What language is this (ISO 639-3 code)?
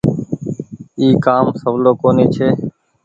gig